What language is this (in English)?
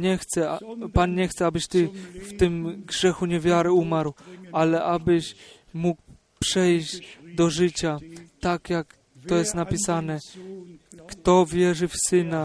Polish